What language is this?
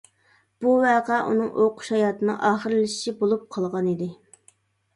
Uyghur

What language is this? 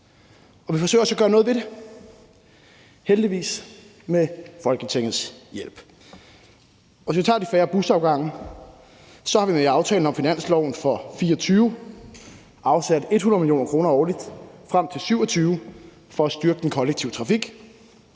Danish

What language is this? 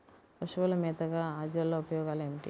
Telugu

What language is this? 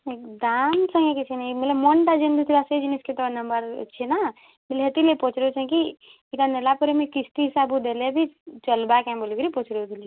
Odia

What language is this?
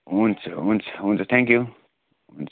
Nepali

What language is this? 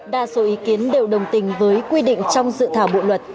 Vietnamese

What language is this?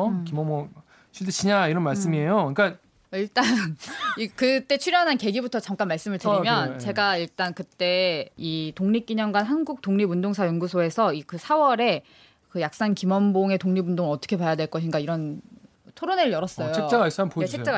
Korean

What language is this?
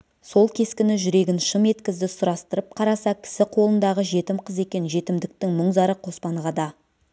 Kazakh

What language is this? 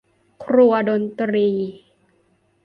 Thai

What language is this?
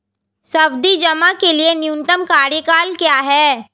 Hindi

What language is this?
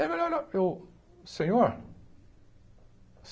Portuguese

